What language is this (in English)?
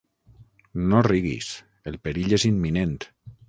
Catalan